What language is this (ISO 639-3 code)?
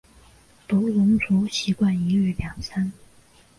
zho